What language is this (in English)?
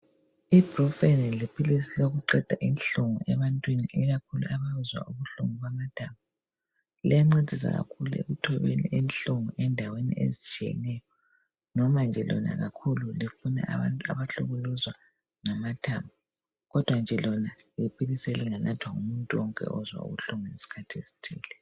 North Ndebele